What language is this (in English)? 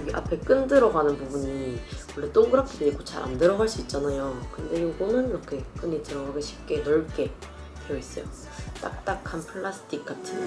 Korean